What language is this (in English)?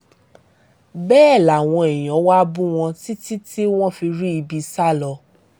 Yoruba